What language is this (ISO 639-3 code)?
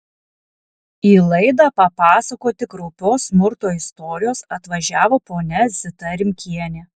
lit